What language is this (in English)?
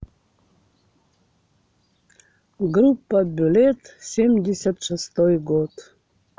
Russian